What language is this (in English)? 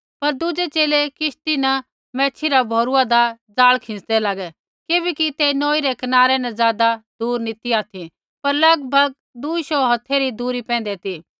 Kullu Pahari